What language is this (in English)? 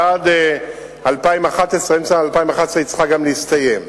Hebrew